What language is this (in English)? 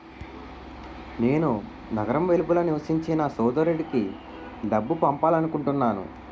Telugu